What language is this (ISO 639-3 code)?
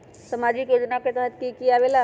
mag